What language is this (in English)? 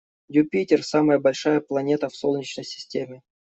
Russian